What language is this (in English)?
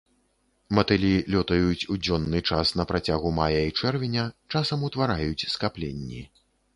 Belarusian